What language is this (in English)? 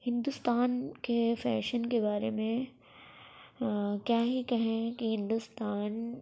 Urdu